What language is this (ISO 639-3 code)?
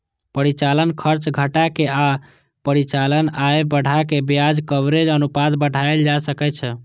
mai